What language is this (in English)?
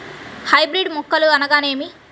Telugu